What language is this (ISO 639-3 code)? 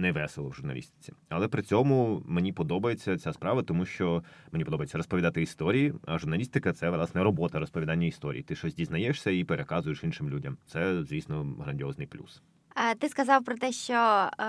ukr